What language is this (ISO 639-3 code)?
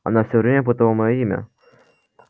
rus